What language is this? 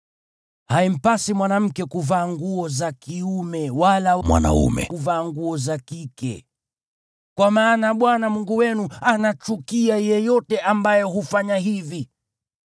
Swahili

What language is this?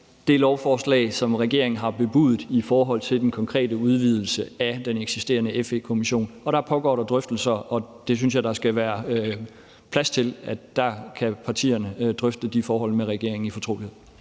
Danish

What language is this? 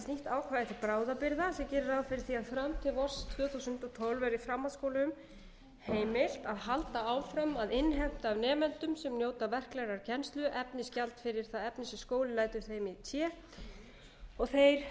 Icelandic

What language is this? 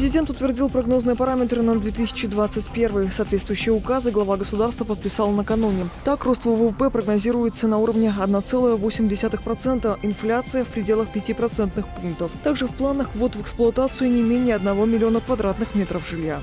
Russian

